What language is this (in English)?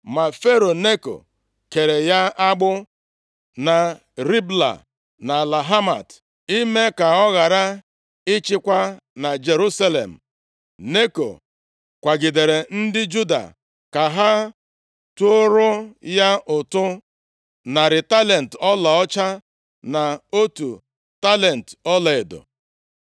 Igbo